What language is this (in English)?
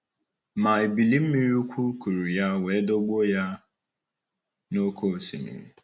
Igbo